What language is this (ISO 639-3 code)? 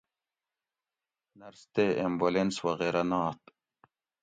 gwc